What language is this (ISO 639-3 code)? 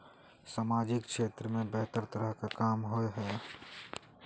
mag